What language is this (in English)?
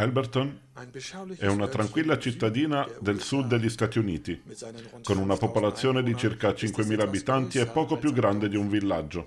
Italian